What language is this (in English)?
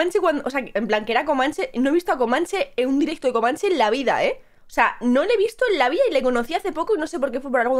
Spanish